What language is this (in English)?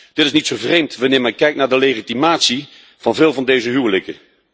Dutch